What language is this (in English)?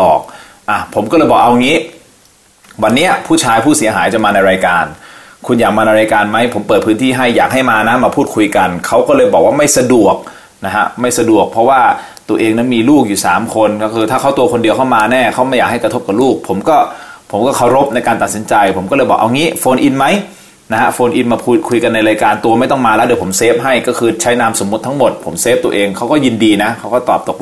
Thai